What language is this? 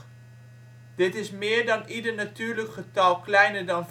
Dutch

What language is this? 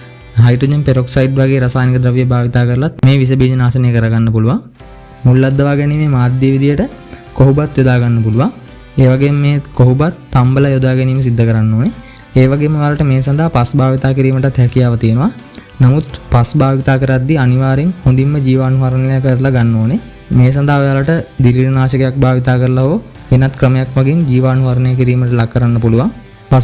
Sinhala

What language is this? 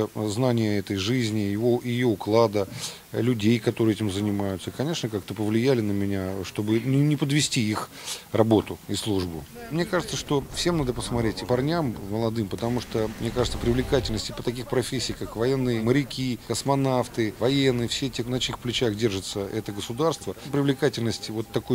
Russian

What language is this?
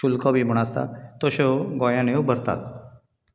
Konkani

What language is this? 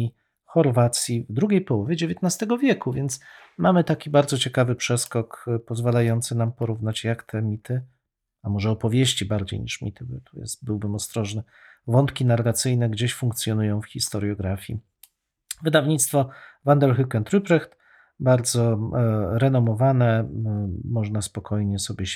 Polish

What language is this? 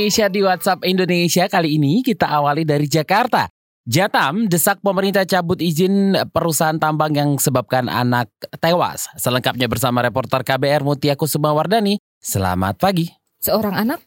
Indonesian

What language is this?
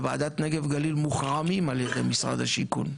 Hebrew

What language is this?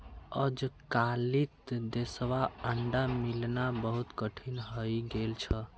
Magahi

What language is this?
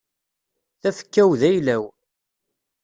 Kabyle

